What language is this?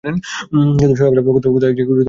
Bangla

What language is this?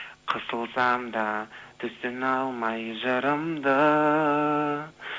Kazakh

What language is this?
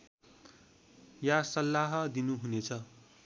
Nepali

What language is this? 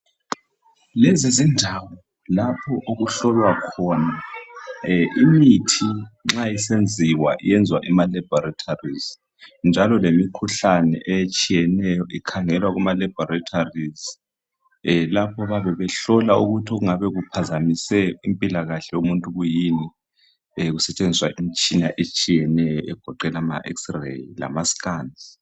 North Ndebele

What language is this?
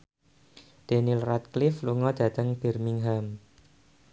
Javanese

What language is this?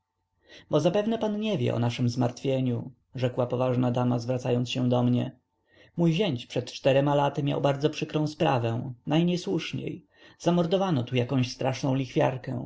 Polish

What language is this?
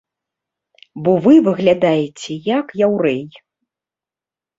Belarusian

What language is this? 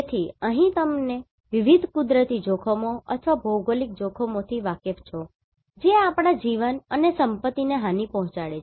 Gujarati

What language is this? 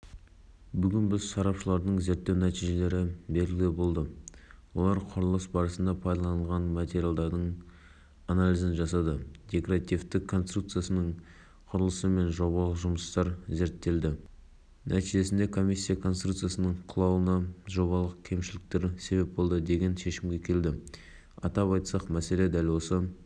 Kazakh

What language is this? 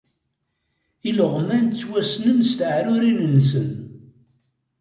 Kabyle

